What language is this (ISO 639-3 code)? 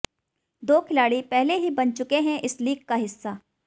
hin